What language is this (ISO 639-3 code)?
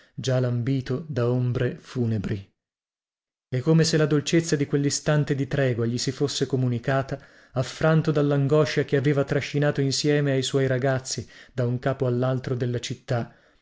ita